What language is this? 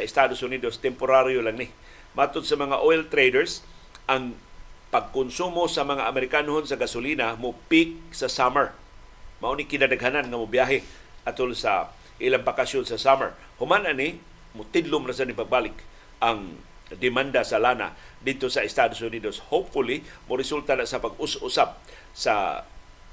Filipino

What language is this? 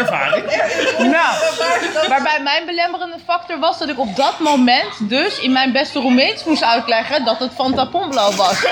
Dutch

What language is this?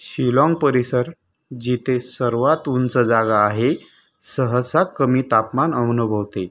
Marathi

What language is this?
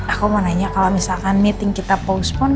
Indonesian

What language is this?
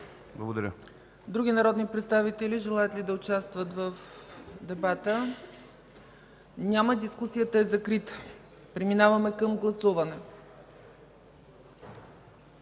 Bulgarian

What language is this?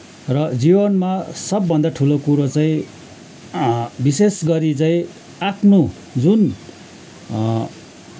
Nepali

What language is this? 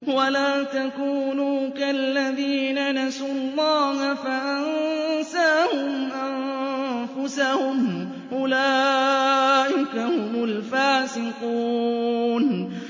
Arabic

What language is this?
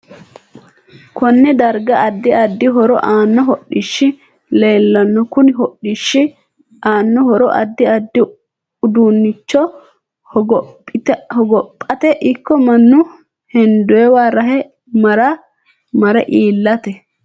Sidamo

